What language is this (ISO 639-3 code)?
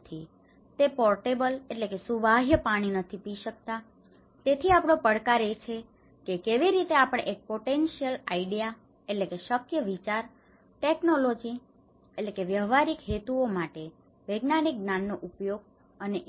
guj